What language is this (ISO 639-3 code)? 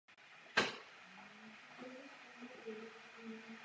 ces